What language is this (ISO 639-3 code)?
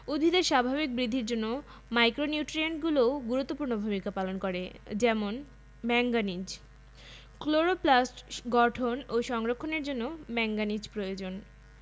ben